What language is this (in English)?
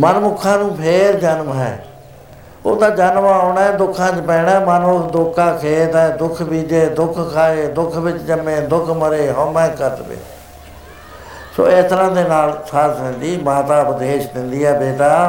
Punjabi